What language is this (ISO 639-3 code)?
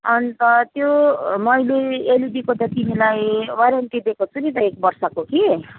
nep